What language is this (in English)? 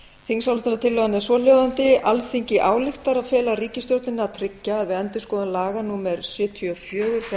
Icelandic